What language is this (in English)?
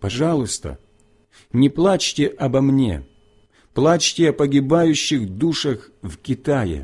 Russian